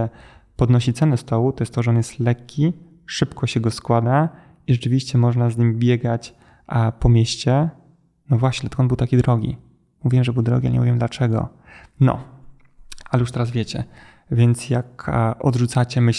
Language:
Polish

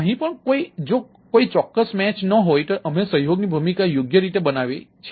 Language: Gujarati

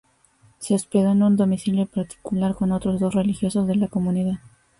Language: Spanish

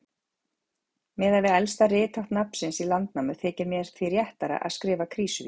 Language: Icelandic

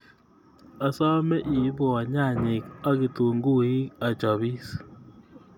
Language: Kalenjin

